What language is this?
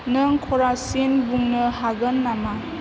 Bodo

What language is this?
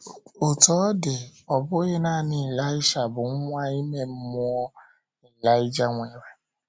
Igbo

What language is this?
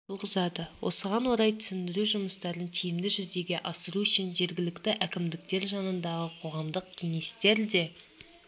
Kazakh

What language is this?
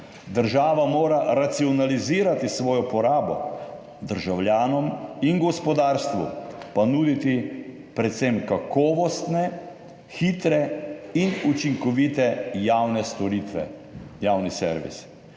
Slovenian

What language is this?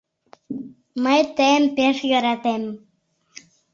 Mari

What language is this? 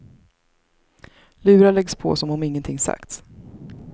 Swedish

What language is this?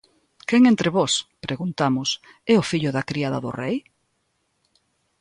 Galician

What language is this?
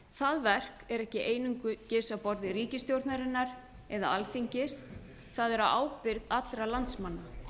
Icelandic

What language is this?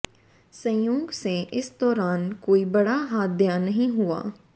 Hindi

